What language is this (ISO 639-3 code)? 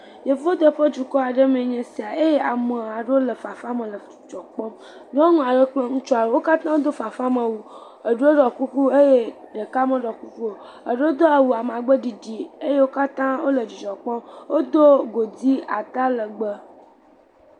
ewe